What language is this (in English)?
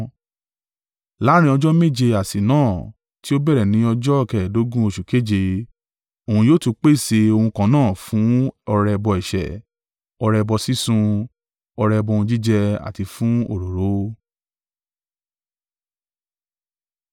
Yoruba